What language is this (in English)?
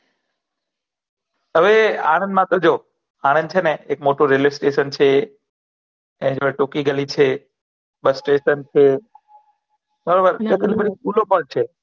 Gujarati